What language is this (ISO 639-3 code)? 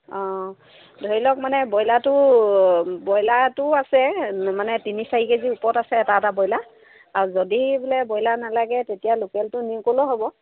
asm